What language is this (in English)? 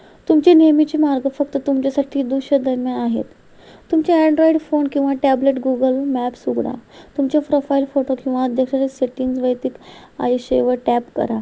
Marathi